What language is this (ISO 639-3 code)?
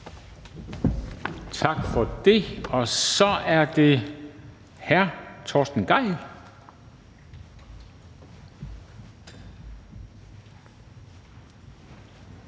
dan